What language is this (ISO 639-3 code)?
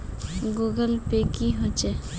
mag